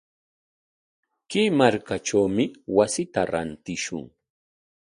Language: Corongo Ancash Quechua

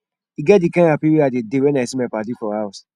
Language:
Nigerian Pidgin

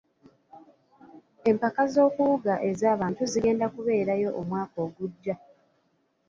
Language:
Ganda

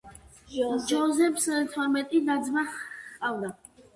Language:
Georgian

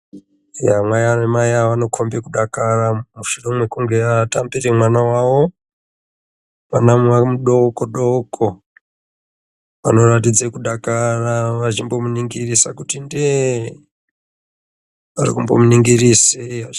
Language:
Ndau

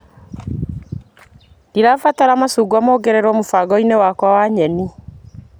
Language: Kikuyu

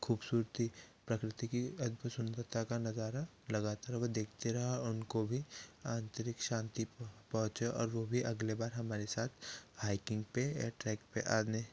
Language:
Hindi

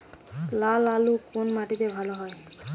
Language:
Bangla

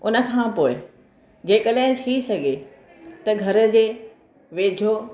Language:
Sindhi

